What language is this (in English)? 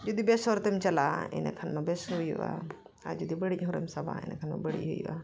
Santali